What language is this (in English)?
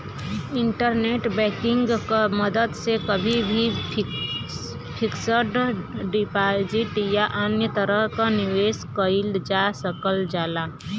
Bhojpuri